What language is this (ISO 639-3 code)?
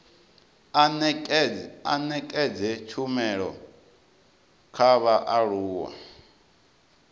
ven